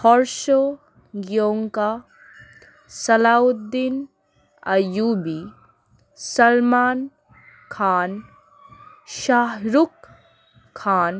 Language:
Bangla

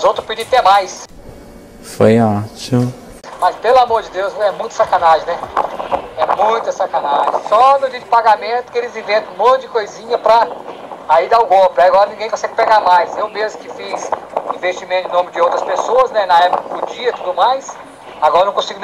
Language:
Portuguese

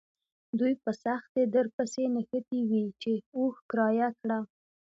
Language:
Pashto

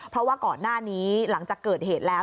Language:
Thai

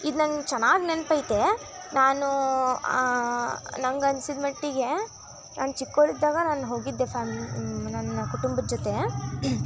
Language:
Kannada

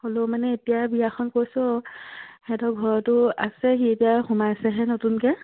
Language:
Assamese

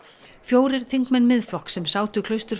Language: Icelandic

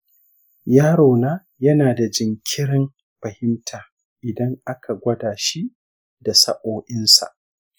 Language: Hausa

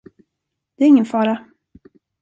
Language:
Swedish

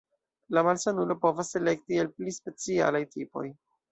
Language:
Esperanto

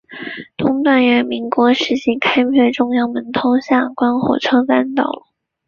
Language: Chinese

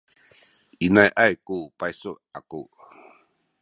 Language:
Sakizaya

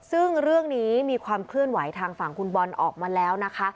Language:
Thai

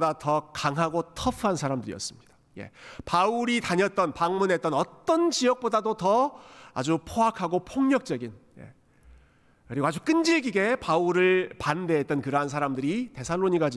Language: Korean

